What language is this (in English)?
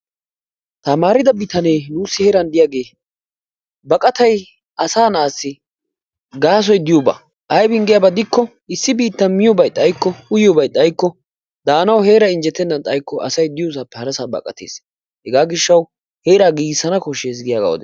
Wolaytta